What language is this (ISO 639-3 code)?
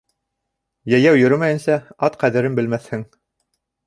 bak